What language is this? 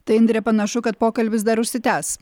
Lithuanian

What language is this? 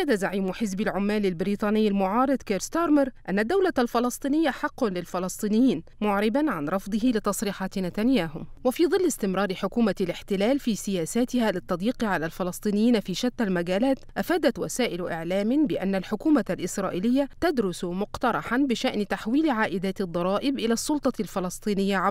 Arabic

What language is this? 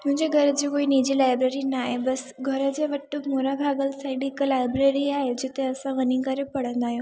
Sindhi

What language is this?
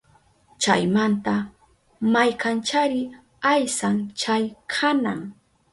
Southern Pastaza Quechua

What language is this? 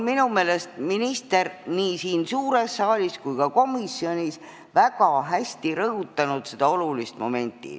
Estonian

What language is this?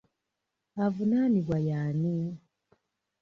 Ganda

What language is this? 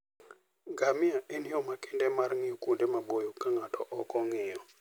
Luo (Kenya and Tanzania)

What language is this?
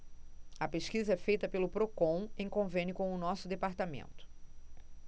Portuguese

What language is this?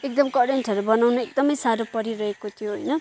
Nepali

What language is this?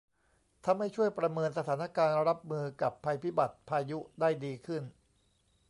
Thai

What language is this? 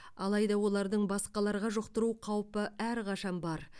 Kazakh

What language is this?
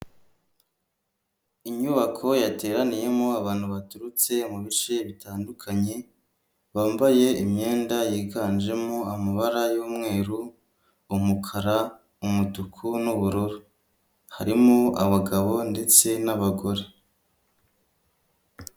Kinyarwanda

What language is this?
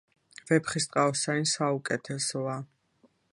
Georgian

